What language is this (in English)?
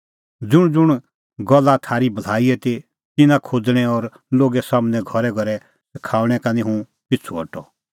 Kullu Pahari